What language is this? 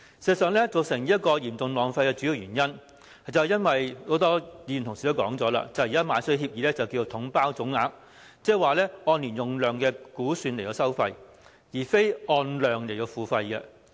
Cantonese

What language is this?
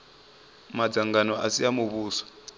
Venda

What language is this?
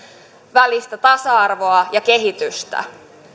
Finnish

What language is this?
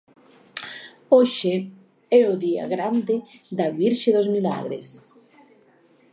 Galician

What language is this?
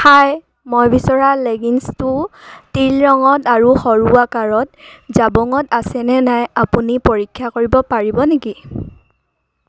Assamese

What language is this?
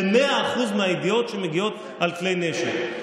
Hebrew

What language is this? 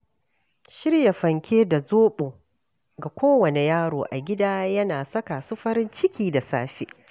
Hausa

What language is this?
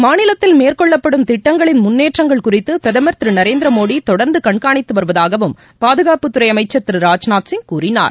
Tamil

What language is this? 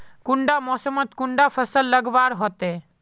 Magahi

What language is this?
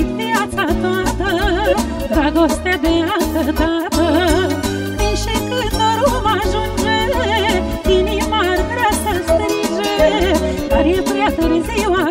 Romanian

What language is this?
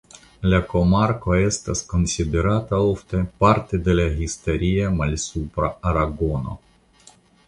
Esperanto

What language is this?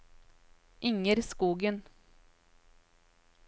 Norwegian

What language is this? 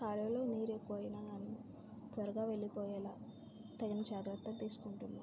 Telugu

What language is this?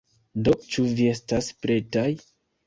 Esperanto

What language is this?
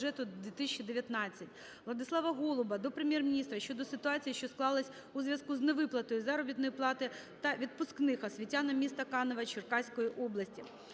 Ukrainian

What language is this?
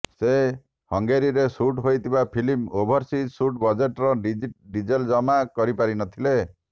Odia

